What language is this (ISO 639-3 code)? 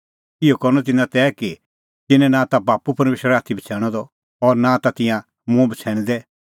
kfx